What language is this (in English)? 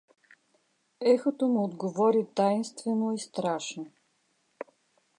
Bulgarian